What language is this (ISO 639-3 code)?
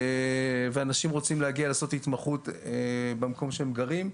heb